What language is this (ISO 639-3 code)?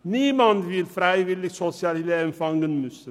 gsw